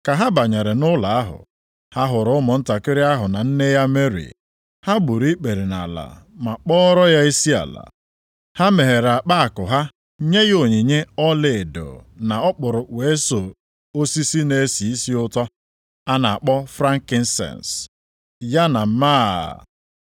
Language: Igbo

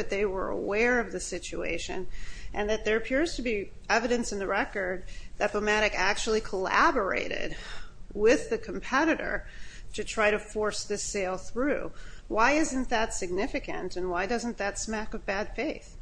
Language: English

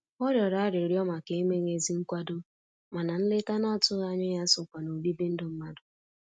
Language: Igbo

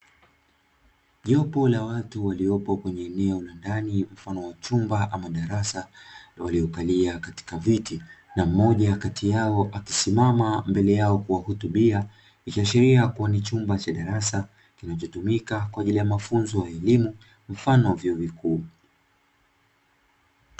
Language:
Swahili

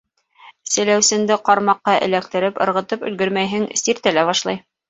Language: Bashkir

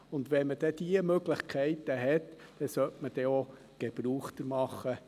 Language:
Swiss German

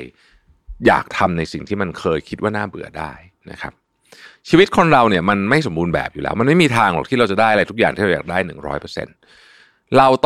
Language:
Thai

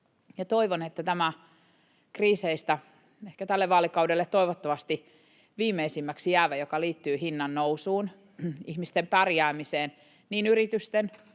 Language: Finnish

